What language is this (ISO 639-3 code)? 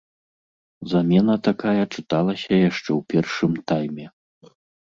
bel